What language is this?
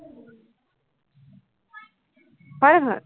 Assamese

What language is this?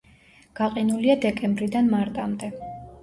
Georgian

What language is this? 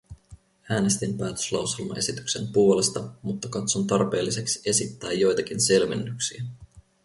Finnish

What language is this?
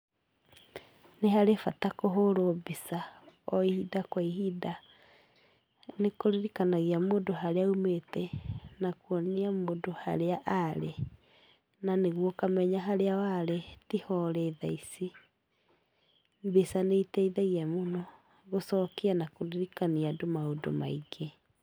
Kikuyu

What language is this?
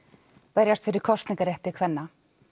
Icelandic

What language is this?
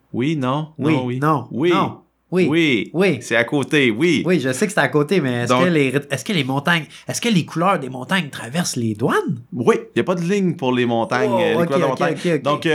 French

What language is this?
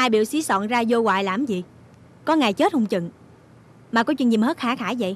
Vietnamese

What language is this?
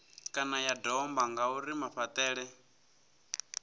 Venda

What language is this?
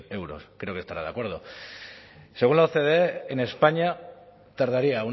Spanish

